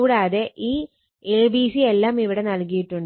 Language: Malayalam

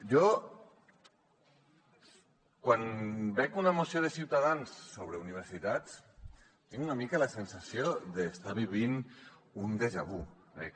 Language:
Catalan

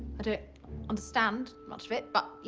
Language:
English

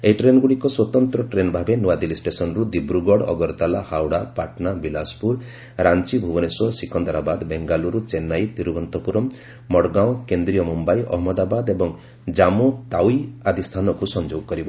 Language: Odia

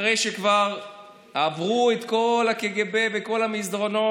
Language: Hebrew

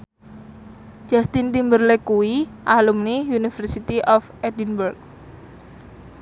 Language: Javanese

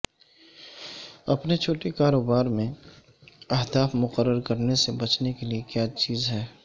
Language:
Urdu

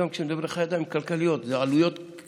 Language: Hebrew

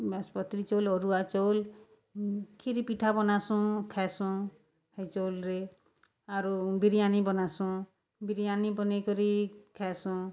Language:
Odia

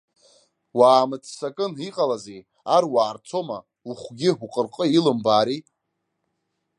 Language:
Abkhazian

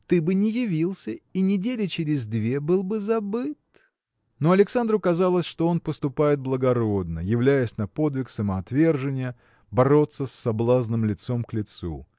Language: Russian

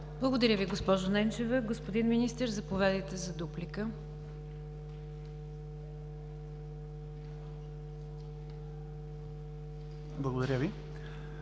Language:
Bulgarian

